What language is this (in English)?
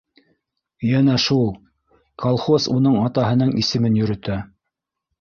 Bashkir